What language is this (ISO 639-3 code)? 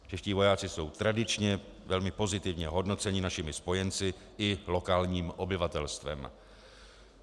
ces